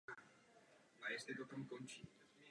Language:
Czech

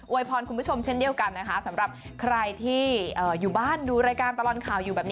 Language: Thai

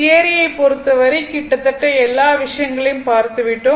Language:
Tamil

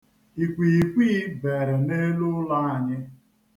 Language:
Igbo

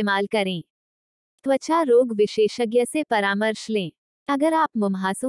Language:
Hindi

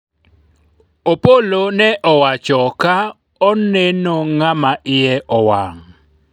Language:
Luo (Kenya and Tanzania)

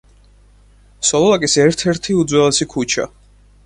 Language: Georgian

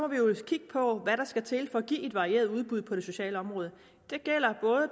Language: Danish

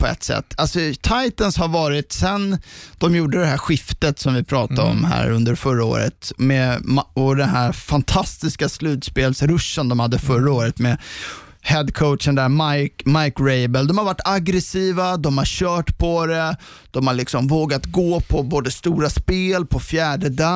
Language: Swedish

